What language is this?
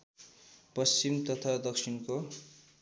Nepali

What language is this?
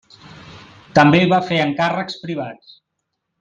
Catalan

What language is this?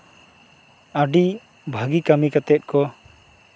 Santali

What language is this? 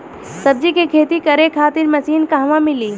Bhojpuri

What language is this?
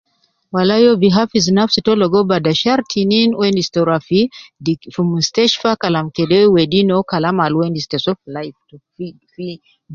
Nubi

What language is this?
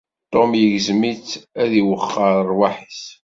Kabyle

